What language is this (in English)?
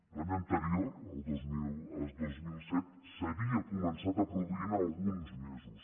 Catalan